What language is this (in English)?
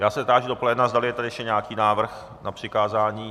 Czech